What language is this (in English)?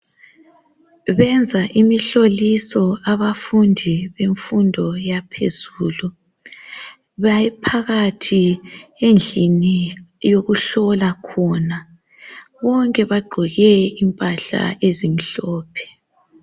North Ndebele